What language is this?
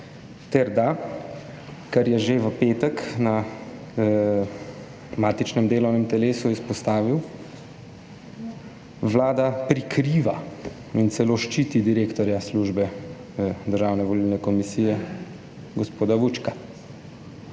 Slovenian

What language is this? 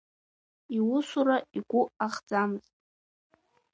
Abkhazian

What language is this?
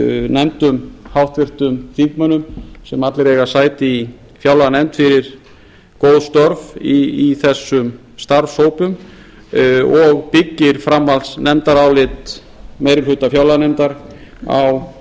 Icelandic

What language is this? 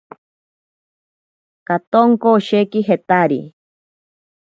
Ashéninka Perené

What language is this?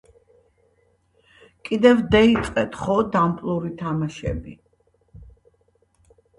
Georgian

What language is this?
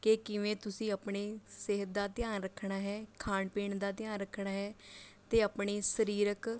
Punjabi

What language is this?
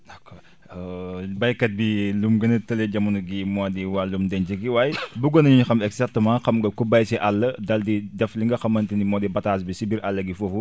Wolof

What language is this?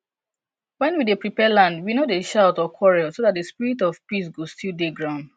Nigerian Pidgin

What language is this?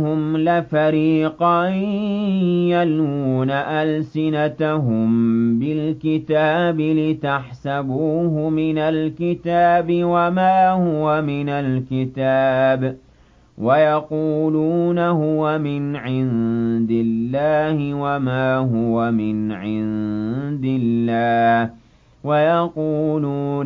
Arabic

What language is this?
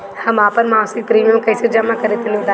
Bhojpuri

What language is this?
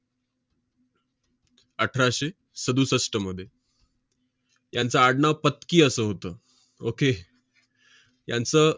Marathi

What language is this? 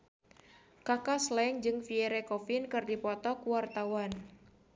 Sundanese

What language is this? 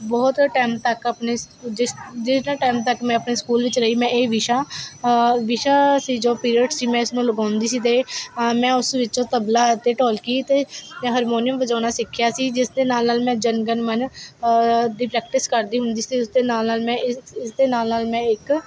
Punjabi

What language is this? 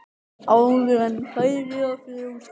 Icelandic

